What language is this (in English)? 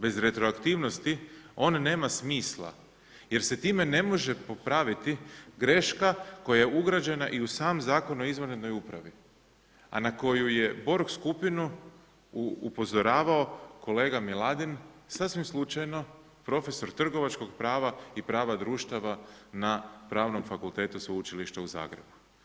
Croatian